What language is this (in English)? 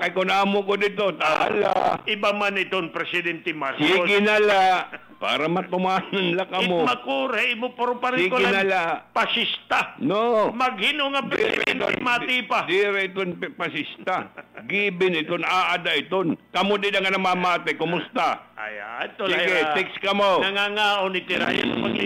Filipino